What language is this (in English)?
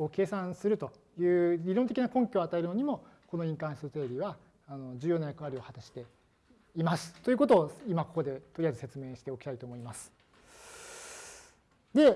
Japanese